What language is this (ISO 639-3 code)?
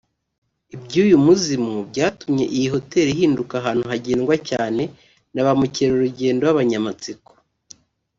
kin